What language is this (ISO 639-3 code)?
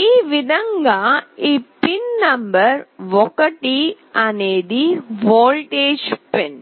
tel